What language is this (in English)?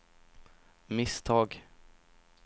Swedish